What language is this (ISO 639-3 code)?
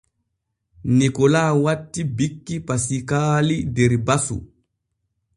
fue